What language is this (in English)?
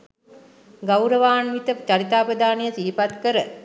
Sinhala